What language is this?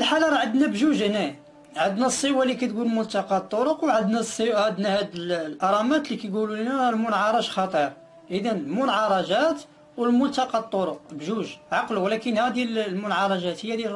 Arabic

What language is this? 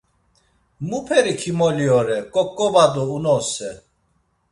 Laz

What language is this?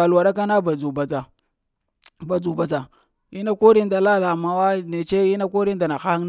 Lamang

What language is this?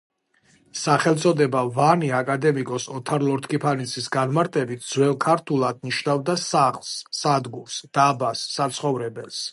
Georgian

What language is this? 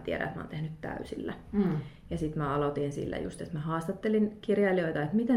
Finnish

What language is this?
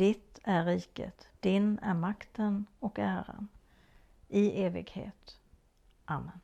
Swedish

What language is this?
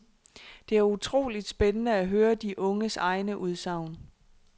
Danish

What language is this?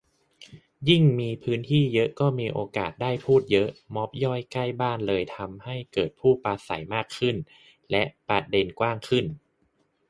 Thai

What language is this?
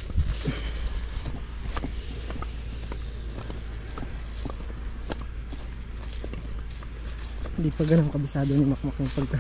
Filipino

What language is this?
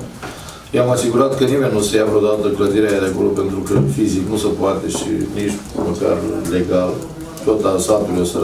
Romanian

